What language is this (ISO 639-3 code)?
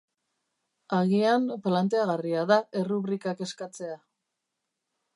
eus